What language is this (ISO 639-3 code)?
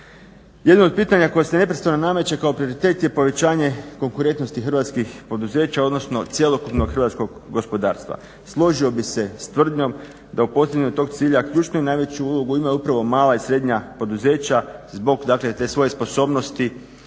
hrv